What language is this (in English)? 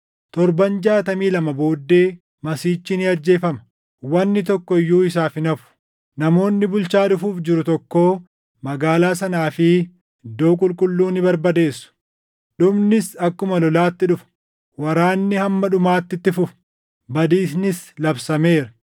Oromo